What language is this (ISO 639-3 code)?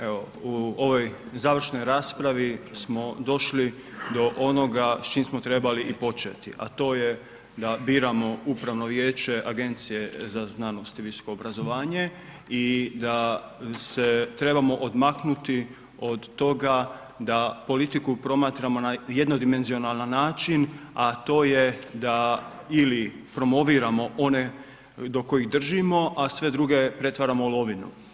hrv